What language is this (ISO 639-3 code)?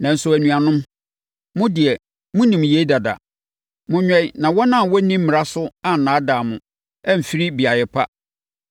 aka